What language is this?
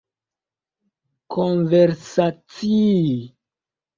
Esperanto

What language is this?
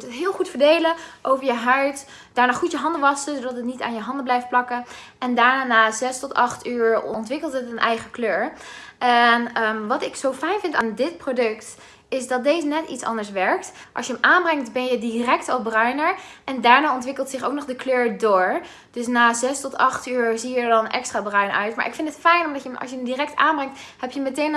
Dutch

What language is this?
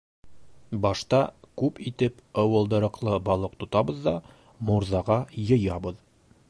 Bashkir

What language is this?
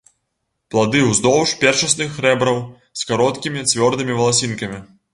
Belarusian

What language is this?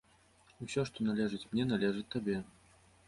Belarusian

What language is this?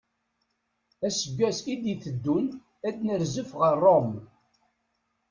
Kabyle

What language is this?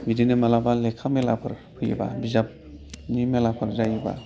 Bodo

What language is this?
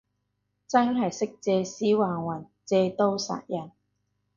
Cantonese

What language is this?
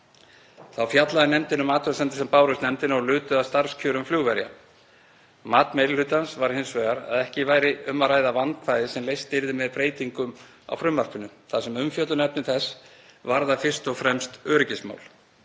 Icelandic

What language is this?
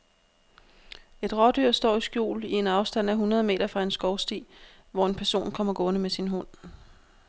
Danish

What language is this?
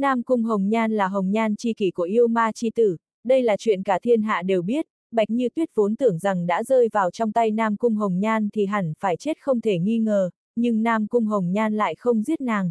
Vietnamese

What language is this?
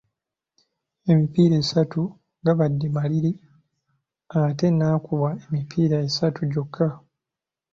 Ganda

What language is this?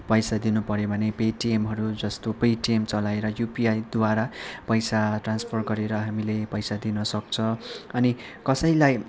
Nepali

